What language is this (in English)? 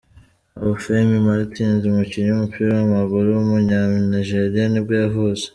Kinyarwanda